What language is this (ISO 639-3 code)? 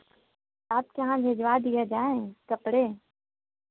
hin